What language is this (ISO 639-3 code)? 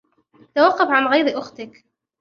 ara